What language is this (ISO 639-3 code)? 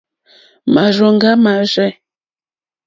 bri